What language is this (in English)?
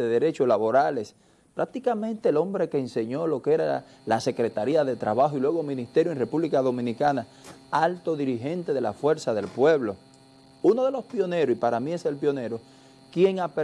Spanish